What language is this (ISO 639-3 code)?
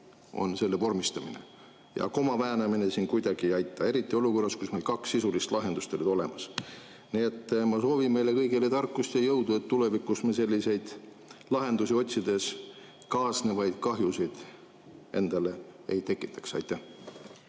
est